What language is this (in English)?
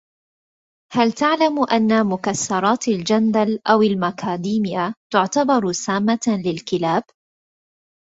Arabic